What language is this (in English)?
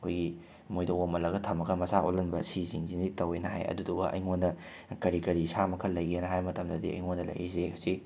Manipuri